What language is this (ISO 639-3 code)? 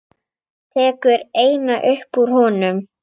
isl